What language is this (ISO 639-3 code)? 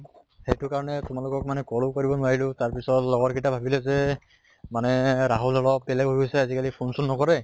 asm